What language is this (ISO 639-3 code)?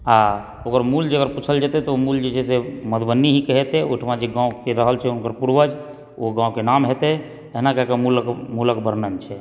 mai